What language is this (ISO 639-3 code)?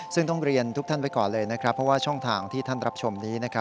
tha